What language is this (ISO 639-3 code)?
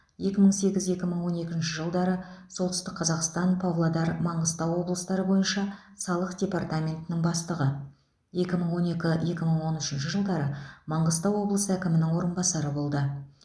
kaz